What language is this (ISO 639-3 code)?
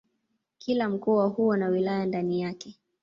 swa